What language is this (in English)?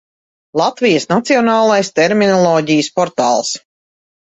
Latvian